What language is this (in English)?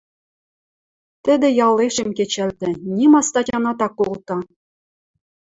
Western Mari